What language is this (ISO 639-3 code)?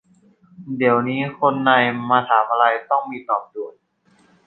tha